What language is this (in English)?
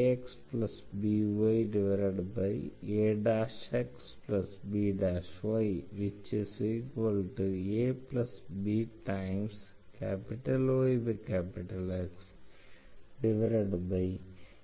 Tamil